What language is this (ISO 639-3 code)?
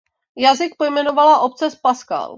ces